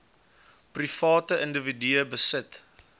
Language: Afrikaans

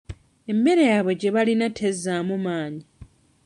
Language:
Ganda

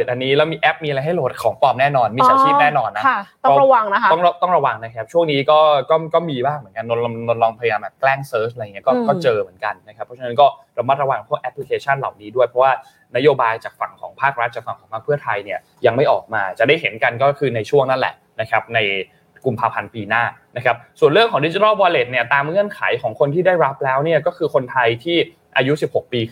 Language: Thai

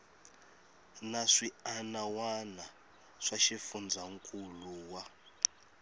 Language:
Tsonga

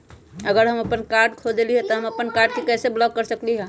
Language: Magahi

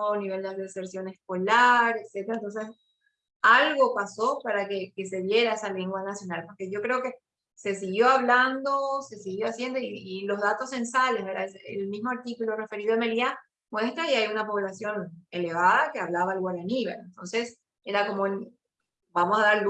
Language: Spanish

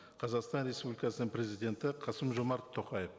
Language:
Kazakh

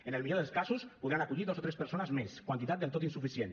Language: Catalan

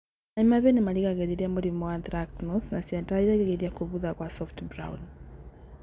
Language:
Kikuyu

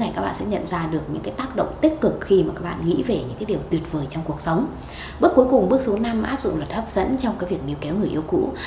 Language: Vietnamese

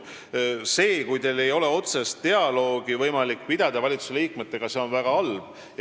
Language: Estonian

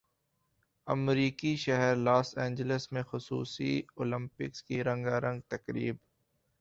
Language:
Urdu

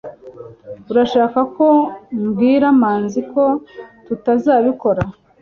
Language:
Kinyarwanda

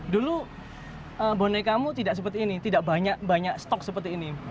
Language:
Indonesian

